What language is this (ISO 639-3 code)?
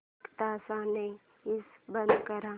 mar